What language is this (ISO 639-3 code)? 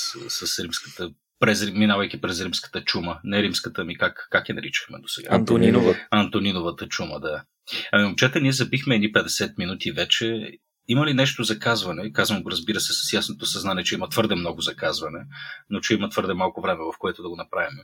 bul